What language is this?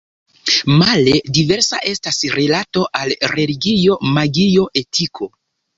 Esperanto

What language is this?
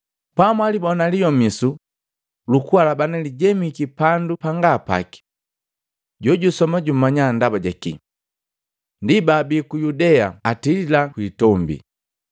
Matengo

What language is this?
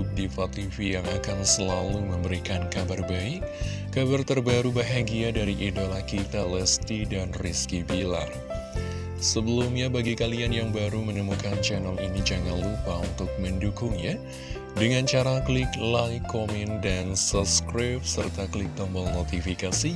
Indonesian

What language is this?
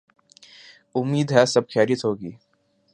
Urdu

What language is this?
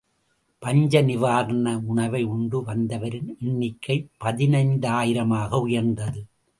Tamil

